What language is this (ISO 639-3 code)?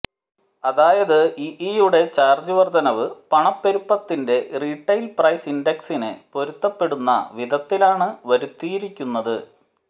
mal